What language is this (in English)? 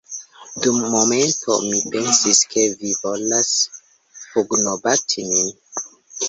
Esperanto